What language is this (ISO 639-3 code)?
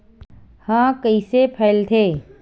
hne